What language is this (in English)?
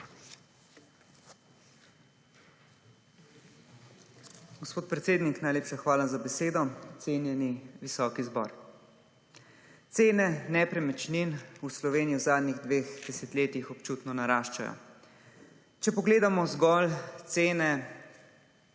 Slovenian